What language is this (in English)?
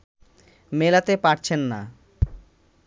Bangla